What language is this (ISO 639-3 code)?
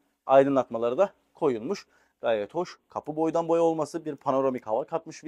tur